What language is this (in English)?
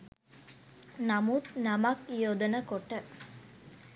Sinhala